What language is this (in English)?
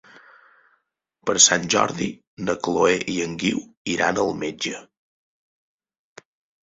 Catalan